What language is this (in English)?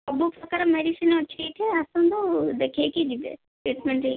Odia